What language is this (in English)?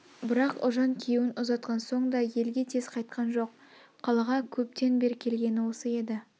Kazakh